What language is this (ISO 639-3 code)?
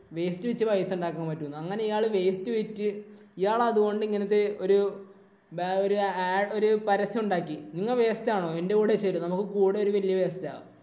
mal